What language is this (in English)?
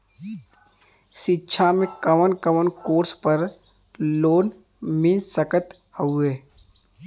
Bhojpuri